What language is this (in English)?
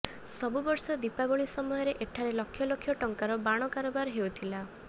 Odia